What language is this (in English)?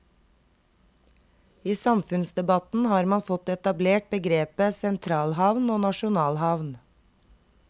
Norwegian